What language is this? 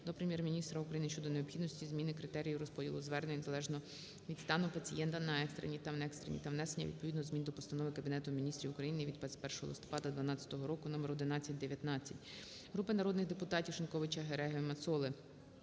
Ukrainian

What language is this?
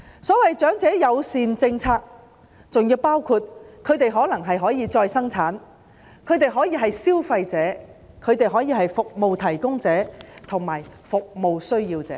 Cantonese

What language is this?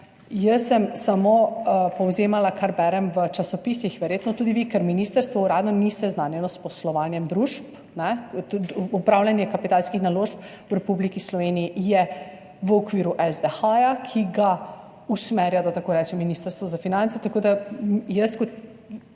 Slovenian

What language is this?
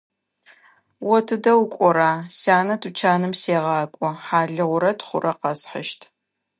Adyghe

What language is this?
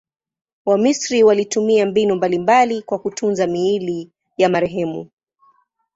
Swahili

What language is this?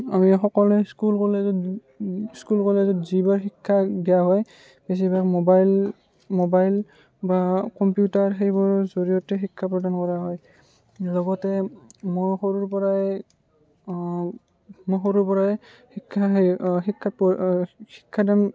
Assamese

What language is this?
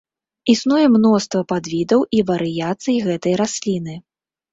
Belarusian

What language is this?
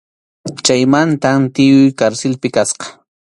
Arequipa-La Unión Quechua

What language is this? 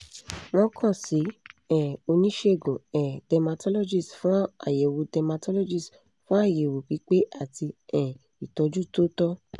Yoruba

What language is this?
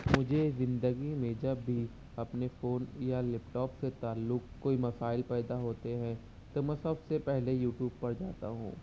Urdu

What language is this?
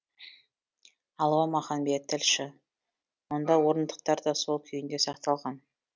Kazakh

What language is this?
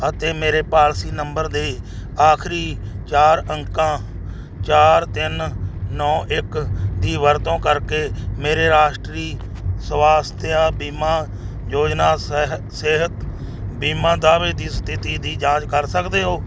Punjabi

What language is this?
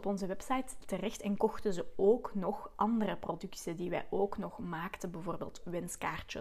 Dutch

